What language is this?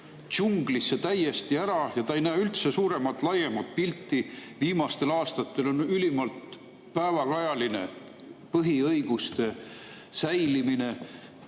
Estonian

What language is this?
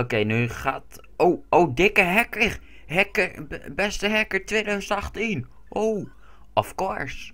Dutch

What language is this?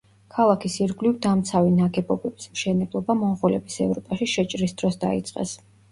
Georgian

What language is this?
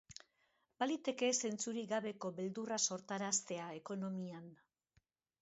Basque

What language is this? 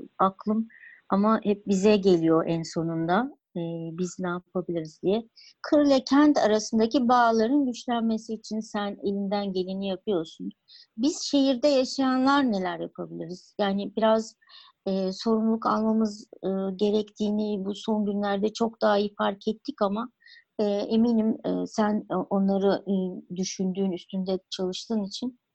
Turkish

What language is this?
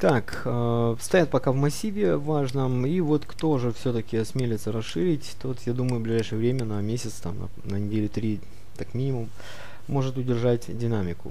Russian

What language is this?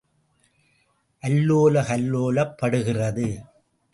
Tamil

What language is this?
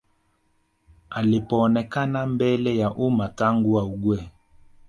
Swahili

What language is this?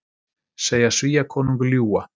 Icelandic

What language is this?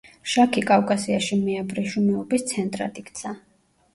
Georgian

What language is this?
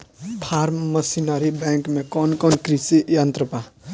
Bhojpuri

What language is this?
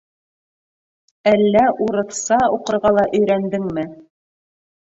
Bashkir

